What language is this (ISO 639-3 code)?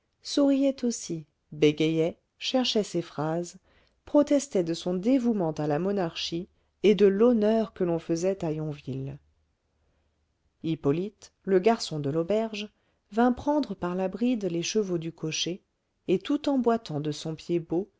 fra